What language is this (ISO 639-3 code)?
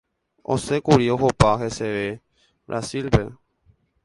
grn